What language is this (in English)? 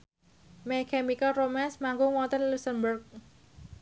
Javanese